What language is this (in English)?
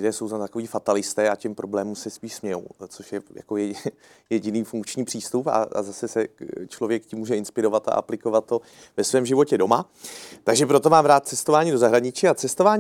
Czech